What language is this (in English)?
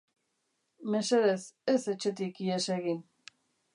Basque